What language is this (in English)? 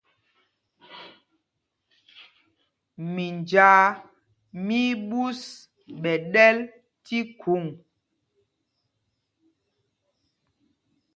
Mpumpong